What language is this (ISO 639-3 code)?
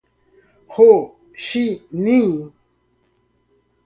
por